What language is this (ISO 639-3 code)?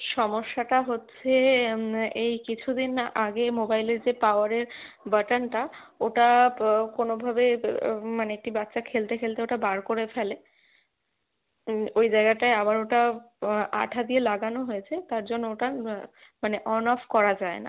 ben